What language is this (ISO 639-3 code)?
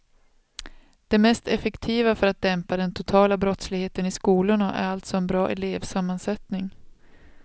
swe